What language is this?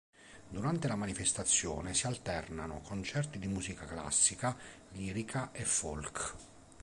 Italian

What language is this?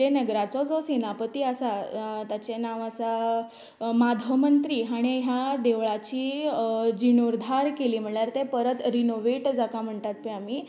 Konkani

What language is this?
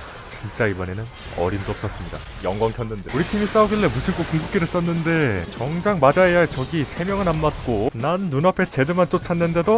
Korean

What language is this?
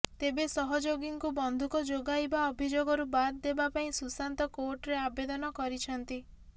Odia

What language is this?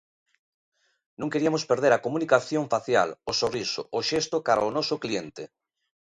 Galician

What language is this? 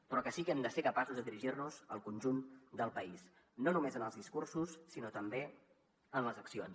Catalan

